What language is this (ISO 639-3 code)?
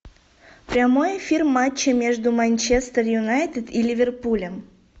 rus